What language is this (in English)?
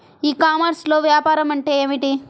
Telugu